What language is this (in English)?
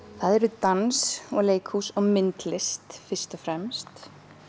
Icelandic